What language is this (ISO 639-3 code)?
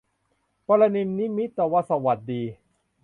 tha